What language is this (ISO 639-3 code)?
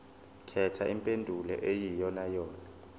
zul